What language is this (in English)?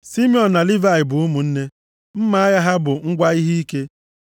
Igbo